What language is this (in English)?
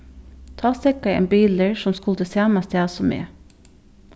Faroese